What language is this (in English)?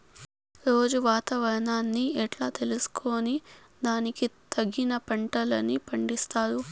Telugu